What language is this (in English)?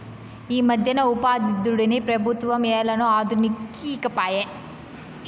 Telugu